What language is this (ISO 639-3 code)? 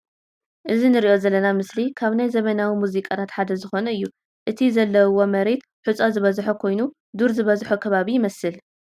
tir